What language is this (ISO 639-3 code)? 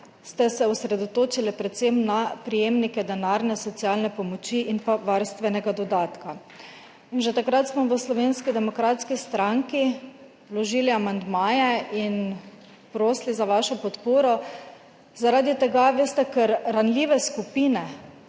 slv